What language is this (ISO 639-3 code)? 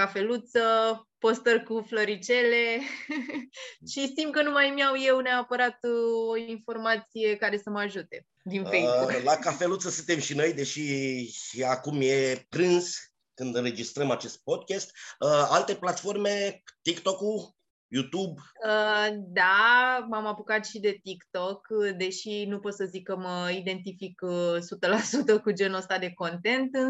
ron